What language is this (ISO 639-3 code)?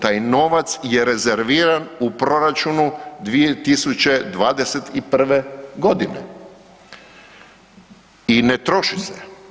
hrv